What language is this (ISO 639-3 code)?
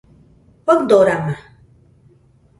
hux